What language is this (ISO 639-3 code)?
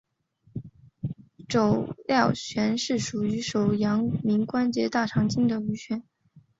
zho